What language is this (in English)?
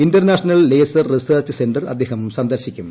Malayalam